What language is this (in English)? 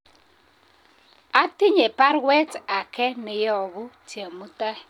Kalenjin